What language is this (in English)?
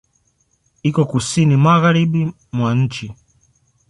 Swahili